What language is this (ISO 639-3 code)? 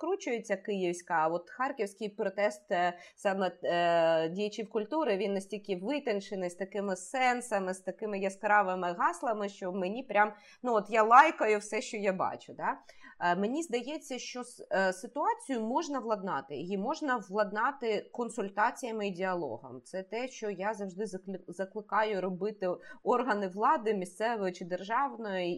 ukr